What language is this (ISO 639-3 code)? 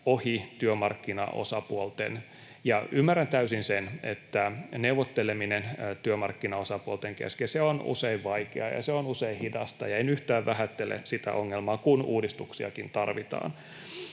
fin